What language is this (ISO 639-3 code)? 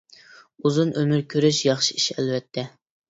uig